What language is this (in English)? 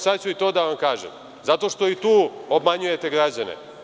Serbian